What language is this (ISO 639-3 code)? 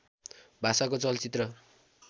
nep